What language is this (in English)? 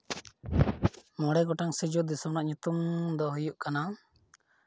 Santali